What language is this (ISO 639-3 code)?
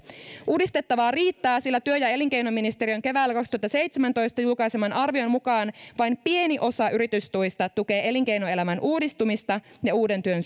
fin